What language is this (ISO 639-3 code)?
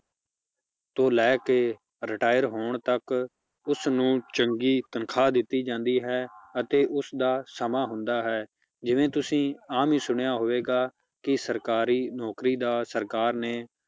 pan